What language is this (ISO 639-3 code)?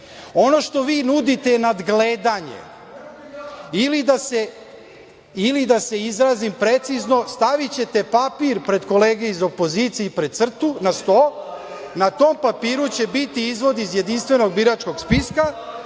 srp